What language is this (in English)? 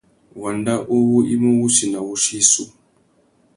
Tuki